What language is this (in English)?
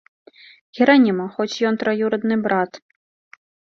Belarusian